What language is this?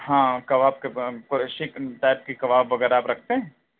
Urdu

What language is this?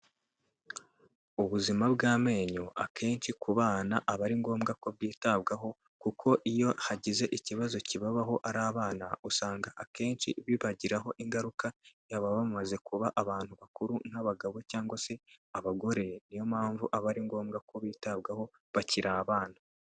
Kinyarwanda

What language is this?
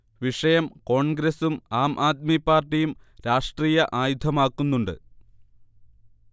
Malayalam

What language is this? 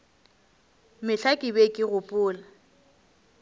Northern Sotho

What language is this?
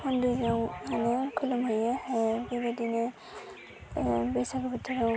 Bodo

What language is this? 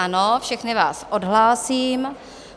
Czech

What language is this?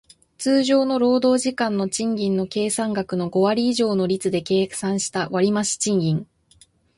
Japanese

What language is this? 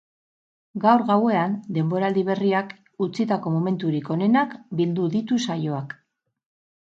Basque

